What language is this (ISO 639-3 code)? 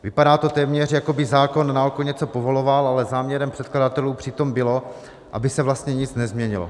ces